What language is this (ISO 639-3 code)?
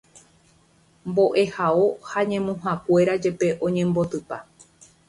grn